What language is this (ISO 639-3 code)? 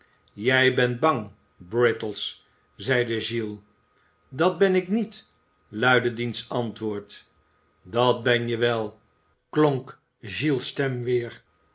nld